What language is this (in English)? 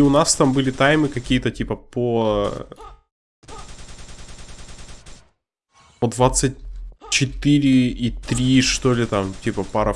Russian